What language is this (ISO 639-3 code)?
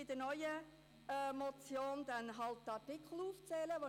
gsw